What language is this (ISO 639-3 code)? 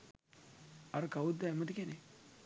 sin